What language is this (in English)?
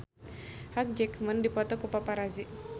Sundanese